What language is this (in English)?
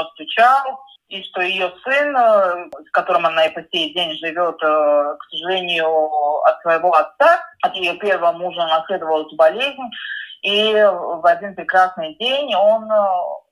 Russian